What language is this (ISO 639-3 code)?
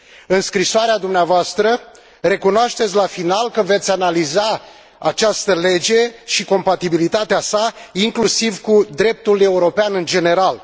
ron